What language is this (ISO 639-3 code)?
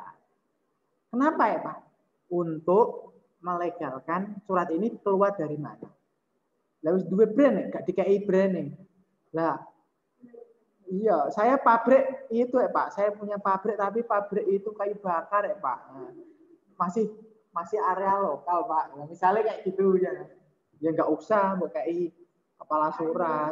ind